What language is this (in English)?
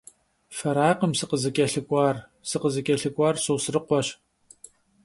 Kabardian